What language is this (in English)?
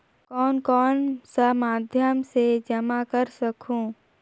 Chhattisgarhi